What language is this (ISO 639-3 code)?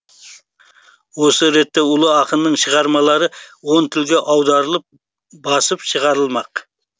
kaz